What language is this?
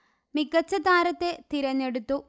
Malayalam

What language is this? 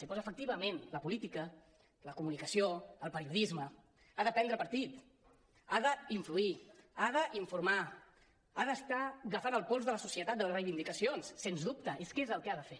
Catalan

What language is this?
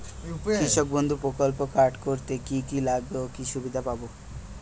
Bangla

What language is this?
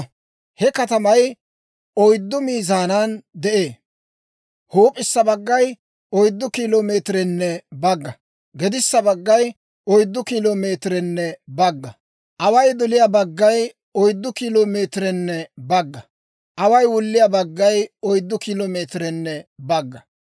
Dawro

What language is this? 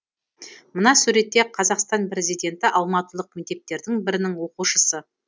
Kazakh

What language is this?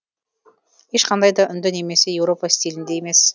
Kazakh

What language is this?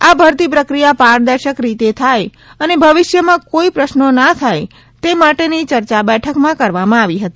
Gujarati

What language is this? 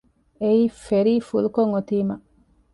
Divehi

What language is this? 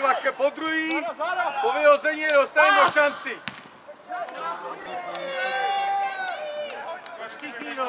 Czech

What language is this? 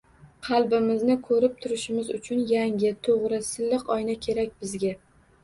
Uzbek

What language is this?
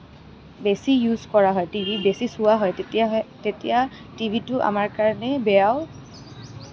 Assamese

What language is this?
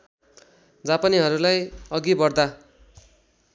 Nepali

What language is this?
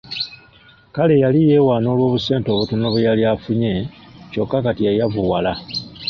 Ganda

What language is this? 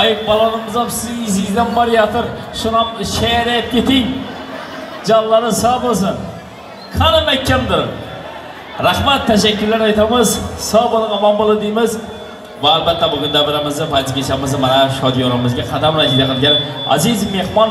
Arabic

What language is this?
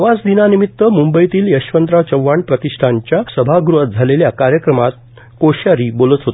Marathi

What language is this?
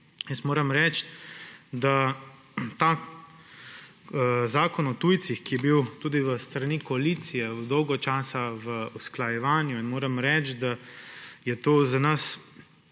Slovenian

